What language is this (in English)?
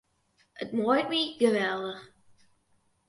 Western Frisian